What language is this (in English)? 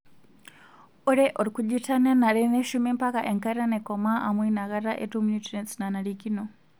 Masai